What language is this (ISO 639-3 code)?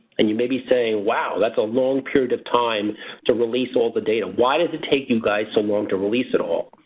eng